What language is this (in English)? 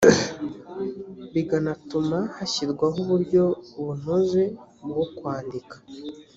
Kinyarwanda